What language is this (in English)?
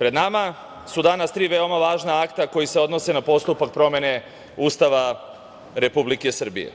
Serbian